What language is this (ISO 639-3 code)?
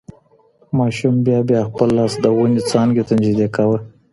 pus